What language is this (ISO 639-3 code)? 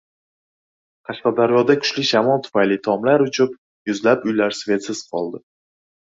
uzb